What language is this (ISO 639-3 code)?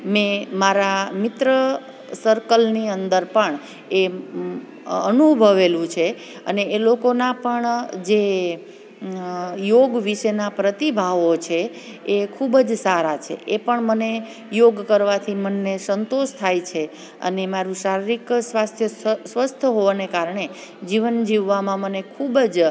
guj